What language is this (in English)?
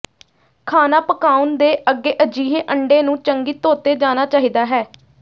Punjabi